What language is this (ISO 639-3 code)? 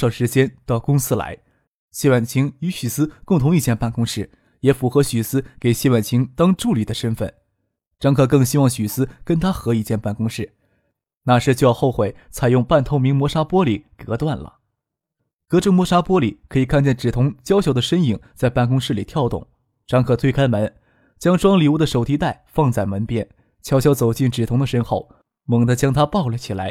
zho